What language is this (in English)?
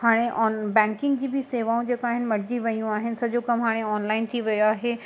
Sindhi